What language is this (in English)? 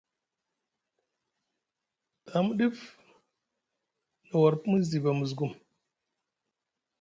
Musgu